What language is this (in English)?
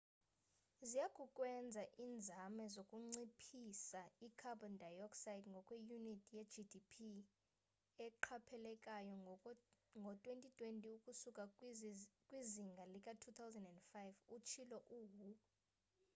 Xhosa